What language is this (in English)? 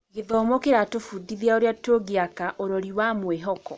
Kikuyu